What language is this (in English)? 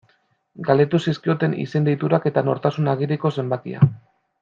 Basque